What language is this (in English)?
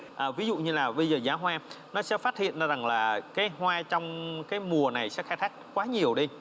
Vietnamese